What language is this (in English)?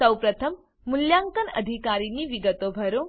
Gujarati